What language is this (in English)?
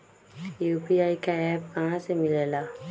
Magahi